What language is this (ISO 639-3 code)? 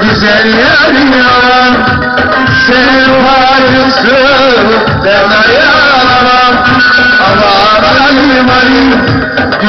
ara